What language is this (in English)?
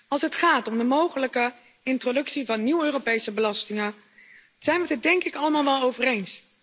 Dutch